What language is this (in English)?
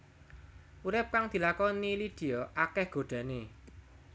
Javanese